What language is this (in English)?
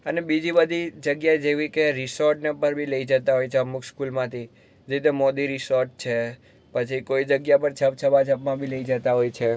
Gujarati